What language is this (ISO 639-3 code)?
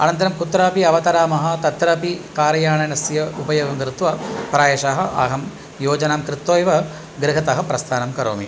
san